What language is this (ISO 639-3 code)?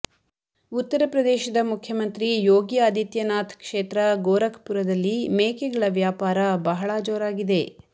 kan